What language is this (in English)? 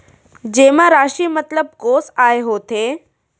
Chhattisgarhi